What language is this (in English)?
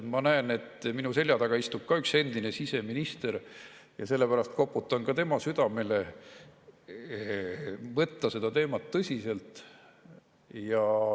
Estonian